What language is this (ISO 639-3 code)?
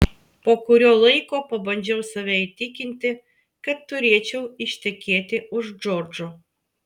lit